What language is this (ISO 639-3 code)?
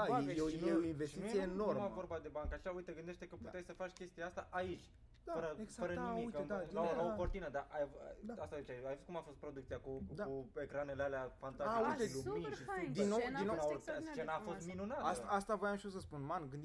ron